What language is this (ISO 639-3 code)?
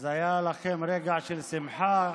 heb